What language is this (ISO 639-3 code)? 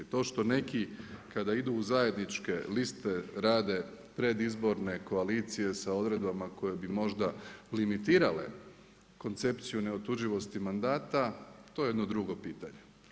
hrv